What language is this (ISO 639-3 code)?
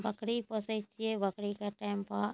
mai